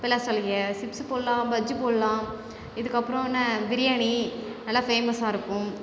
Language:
Tamil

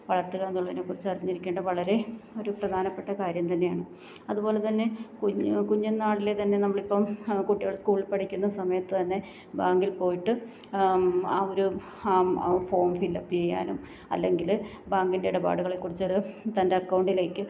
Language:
Malayalam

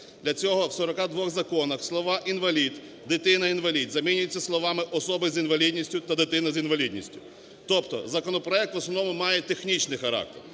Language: Ukrainian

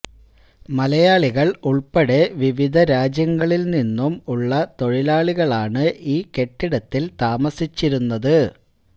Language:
Malayalam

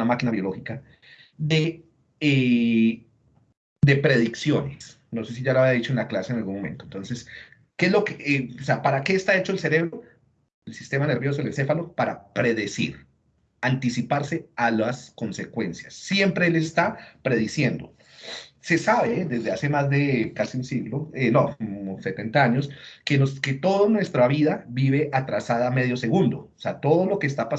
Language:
Spanish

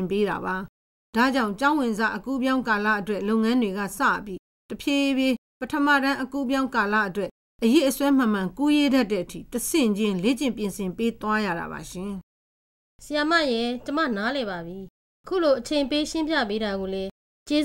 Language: Korean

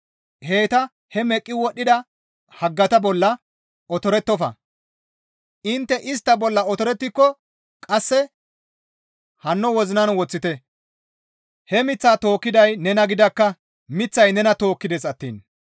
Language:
Gamo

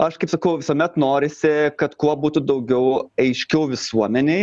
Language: Lithuanian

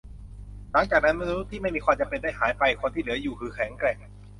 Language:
Thai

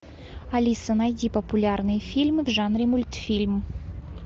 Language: Russian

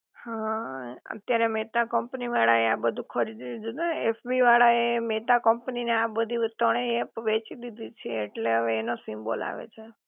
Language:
Gujarati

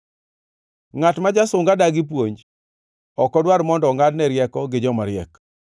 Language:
Luo (Kenya and Tanzania)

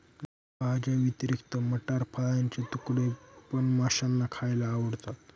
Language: Marathi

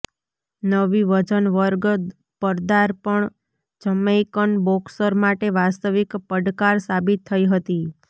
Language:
Gujarati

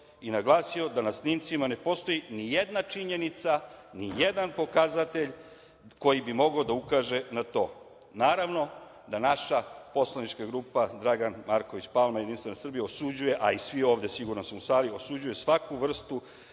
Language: Serbian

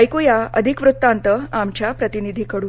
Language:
Marathi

